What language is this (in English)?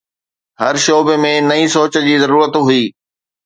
Sindhi